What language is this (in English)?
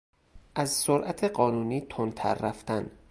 Persian